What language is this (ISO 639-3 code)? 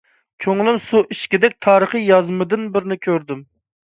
uig